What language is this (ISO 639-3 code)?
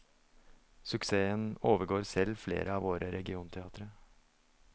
nor